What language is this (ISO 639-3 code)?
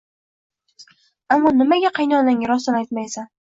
uzb